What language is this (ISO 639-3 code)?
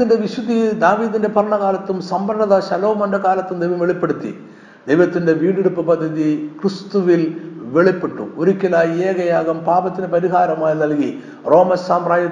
mal